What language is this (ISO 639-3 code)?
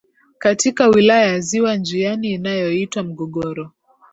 swa